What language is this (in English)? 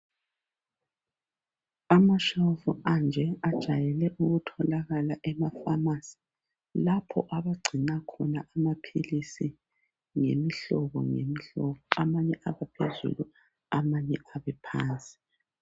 North Ndebele